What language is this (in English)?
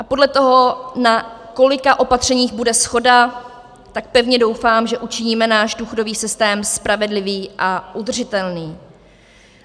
Czech